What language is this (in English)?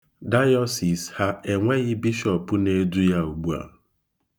Igbo